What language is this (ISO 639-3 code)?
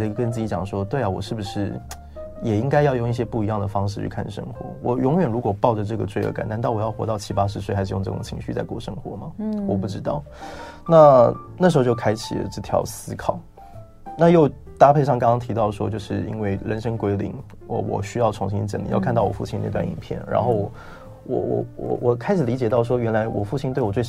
zho